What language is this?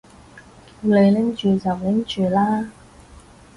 Cantonese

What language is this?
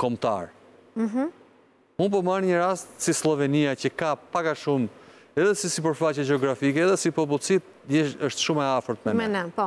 Romanian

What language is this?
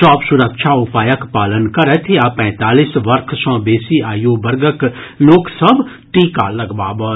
Maithili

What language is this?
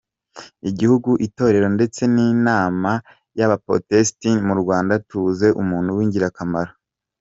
Kinyarwanda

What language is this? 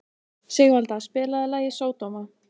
Icelandic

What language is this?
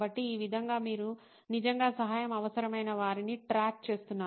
Telugu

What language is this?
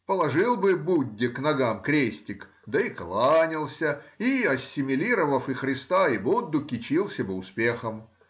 Russian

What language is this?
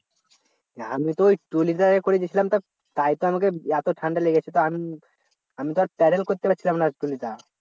Bangla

